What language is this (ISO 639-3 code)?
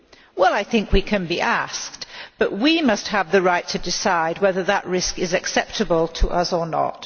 eng